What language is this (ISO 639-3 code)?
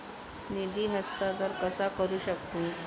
mar